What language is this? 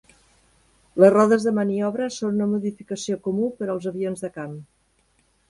Catalan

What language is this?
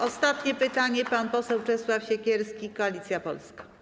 Polish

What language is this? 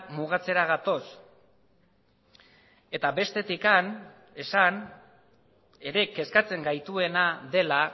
Basque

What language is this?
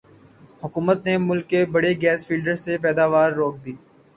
Urdu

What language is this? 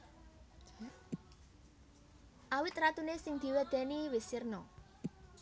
Javanese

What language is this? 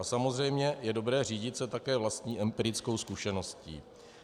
Czech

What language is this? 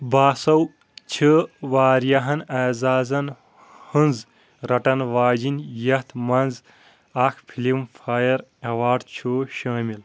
Kashmiri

